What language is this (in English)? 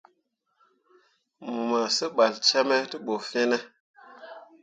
Mundang